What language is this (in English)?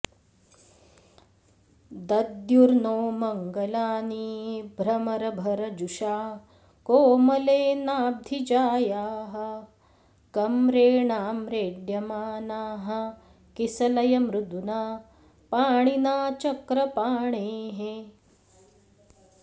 Sanskrit